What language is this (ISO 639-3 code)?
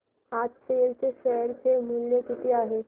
mar